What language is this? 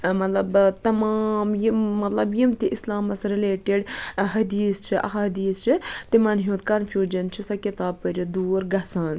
Kashmiri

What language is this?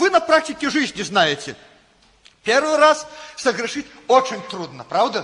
Russian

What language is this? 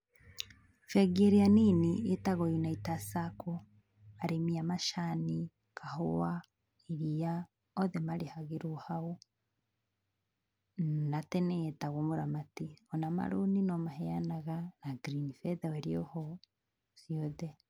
Kikuyu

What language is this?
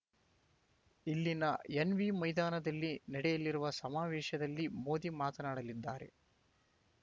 Kannada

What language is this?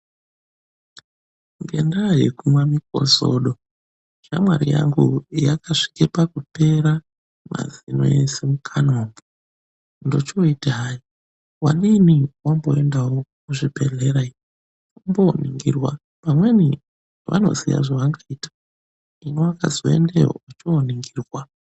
Ndau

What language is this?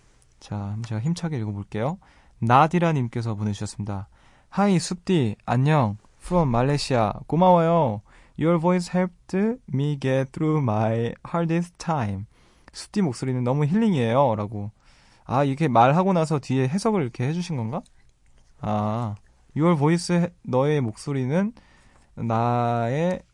Korean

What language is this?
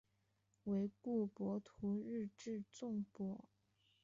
Chinese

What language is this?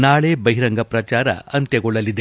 Kannada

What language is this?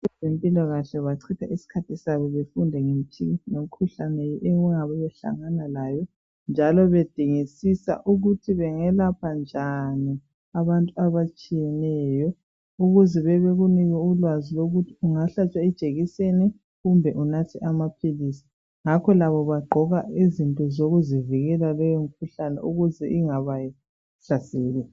North Ndebele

